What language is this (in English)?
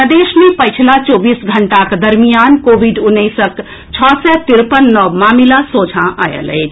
Maithili